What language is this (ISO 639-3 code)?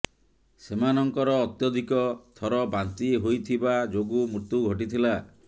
ori